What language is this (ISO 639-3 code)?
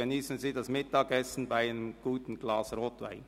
gsw